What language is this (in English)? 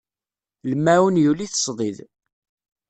Kabyle